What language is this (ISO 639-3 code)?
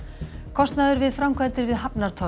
isl